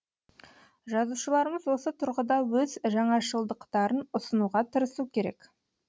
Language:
Kazakh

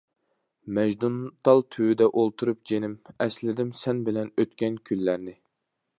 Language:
Uyghur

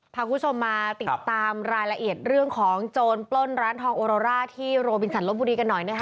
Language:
Thai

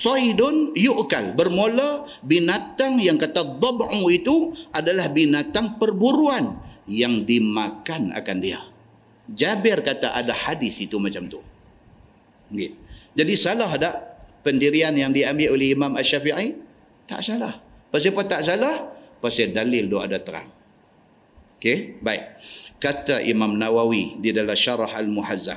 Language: Malay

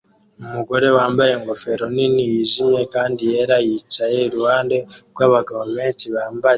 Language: Kinyarwanda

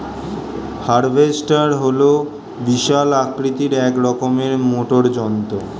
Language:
Bangla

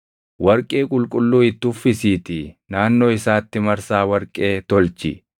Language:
Oromo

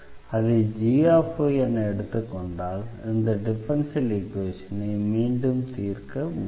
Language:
Tamil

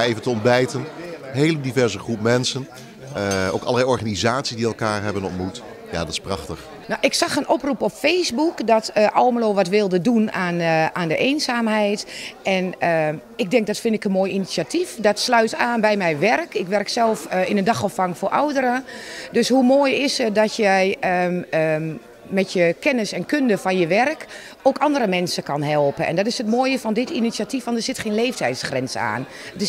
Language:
Dutch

